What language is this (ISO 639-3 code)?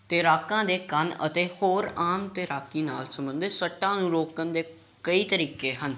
pan